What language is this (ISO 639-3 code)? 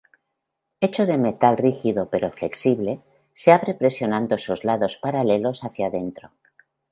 spa